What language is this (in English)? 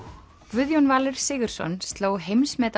Icelandic